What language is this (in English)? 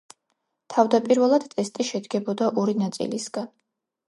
Georgian